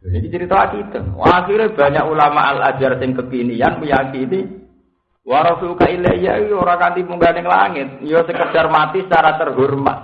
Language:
Indonesian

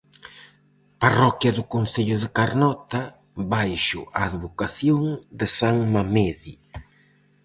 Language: Galician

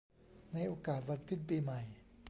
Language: Thai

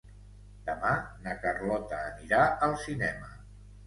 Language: Catalan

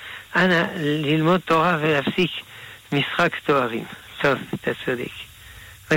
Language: Hebrew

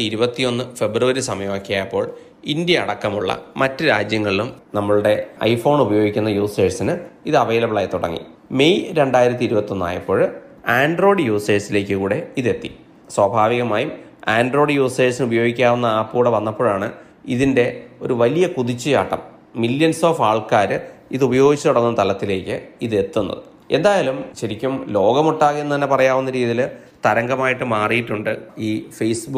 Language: Malayalam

